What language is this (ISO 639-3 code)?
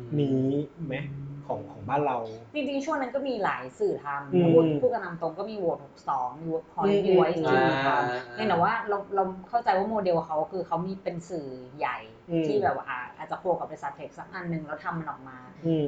tha